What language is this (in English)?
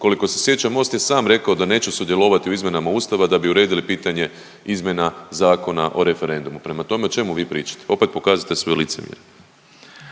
Croatian